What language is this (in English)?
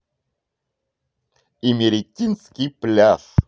Russian